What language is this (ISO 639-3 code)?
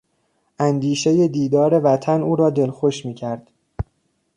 fas